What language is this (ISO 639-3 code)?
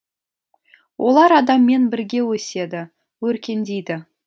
kaz